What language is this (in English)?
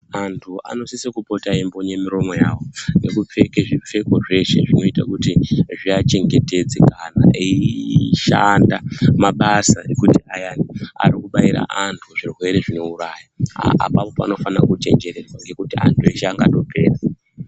Ndau